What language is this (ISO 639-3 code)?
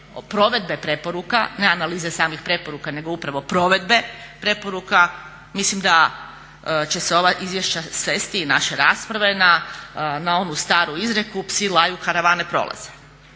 hrv